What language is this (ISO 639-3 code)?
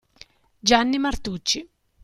ita